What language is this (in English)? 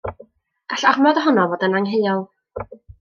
Welsh